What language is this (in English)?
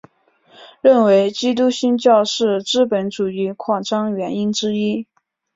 Chinese